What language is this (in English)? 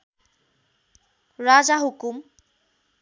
Nepali